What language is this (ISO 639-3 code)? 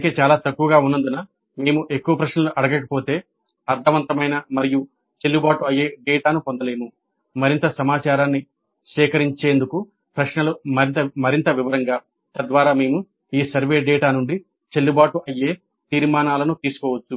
tel